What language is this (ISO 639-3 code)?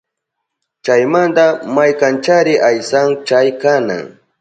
qup